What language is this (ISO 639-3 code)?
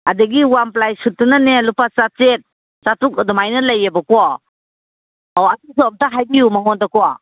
mni